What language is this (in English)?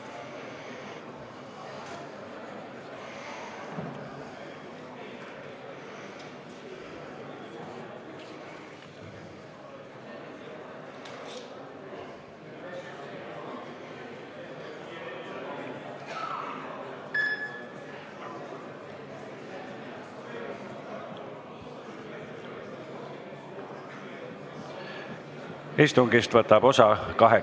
Estonian